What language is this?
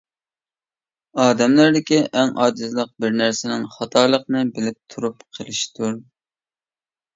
Uyghur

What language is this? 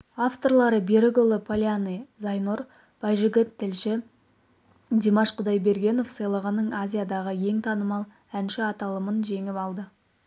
Kazakh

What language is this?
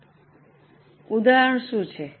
Gujarati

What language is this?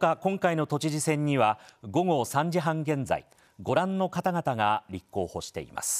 Japanese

